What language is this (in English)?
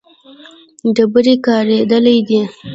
Pashto